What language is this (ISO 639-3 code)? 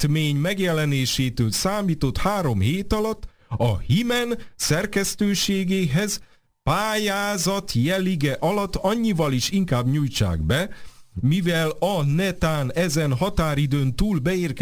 hun